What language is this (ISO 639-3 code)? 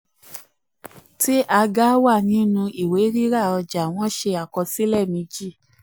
yor